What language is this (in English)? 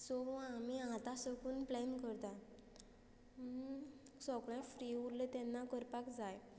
Konkani